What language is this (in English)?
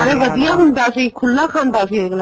Punjabi